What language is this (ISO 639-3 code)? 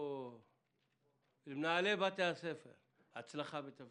heb